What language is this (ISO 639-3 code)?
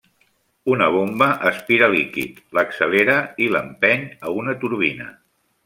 cat